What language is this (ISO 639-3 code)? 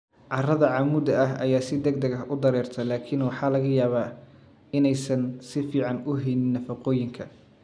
som